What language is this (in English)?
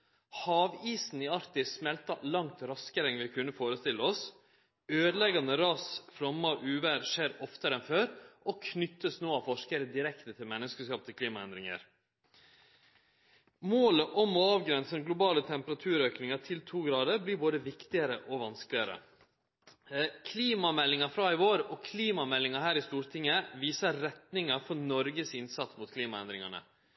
Norwegian Nynorsk